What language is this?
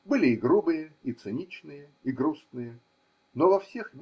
Russian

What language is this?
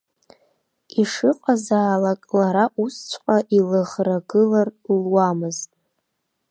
Abkhazian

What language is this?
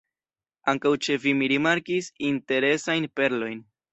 Esperanto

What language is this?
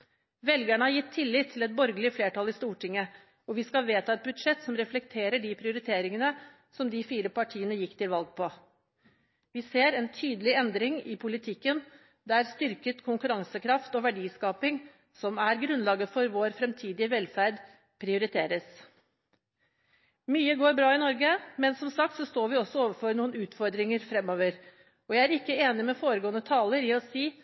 Norwegian Bokmål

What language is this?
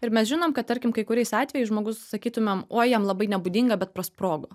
Lithuanian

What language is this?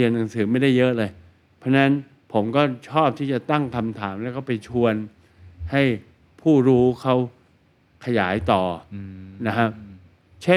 Thai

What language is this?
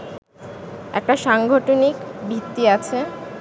Bangla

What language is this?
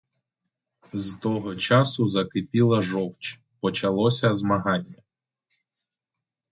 Ukrainian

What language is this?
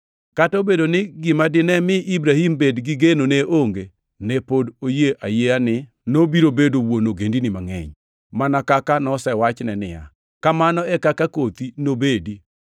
Luo (Kenya and Tanzania)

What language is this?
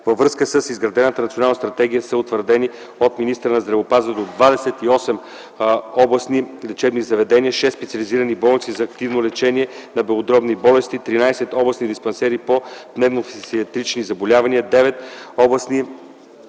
Bulgarian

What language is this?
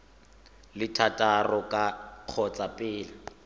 Tswana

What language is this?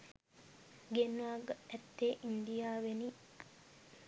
Sinhala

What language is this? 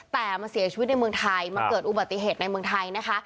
Thai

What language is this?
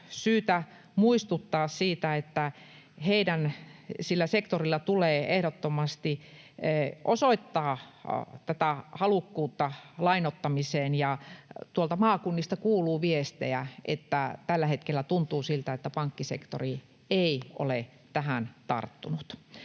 Finnish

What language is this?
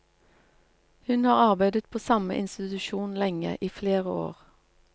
Norwegian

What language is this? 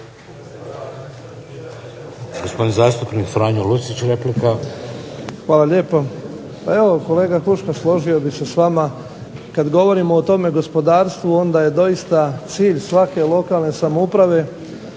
Croatian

